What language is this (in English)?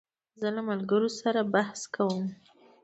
Pashto